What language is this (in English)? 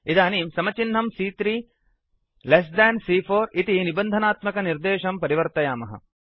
Sanskrit